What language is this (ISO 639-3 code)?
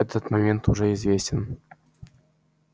rus